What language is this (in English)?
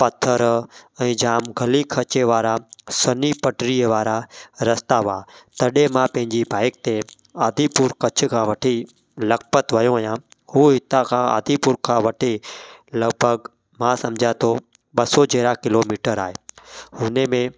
Sindhi